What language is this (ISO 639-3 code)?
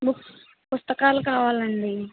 tel